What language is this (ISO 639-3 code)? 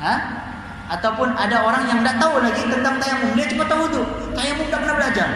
msa